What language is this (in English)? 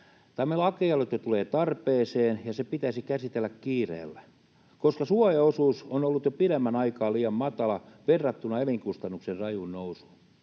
Finnish